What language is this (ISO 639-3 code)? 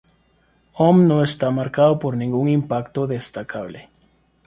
spa